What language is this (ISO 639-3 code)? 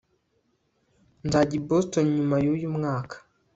kin